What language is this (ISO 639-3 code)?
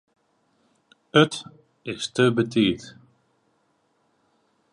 fry